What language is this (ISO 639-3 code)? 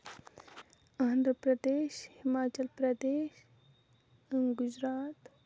kas